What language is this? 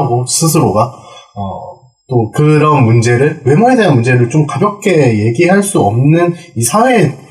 Korean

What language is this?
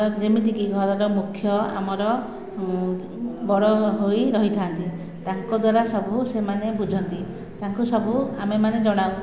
Odia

